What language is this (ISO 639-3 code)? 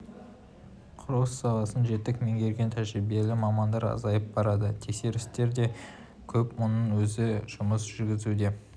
kaz